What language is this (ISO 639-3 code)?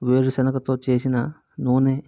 tel